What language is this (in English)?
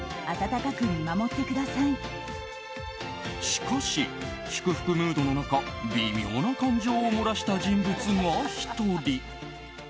Japanese